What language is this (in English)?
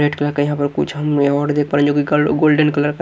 Hindi